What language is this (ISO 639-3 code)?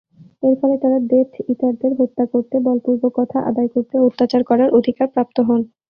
ben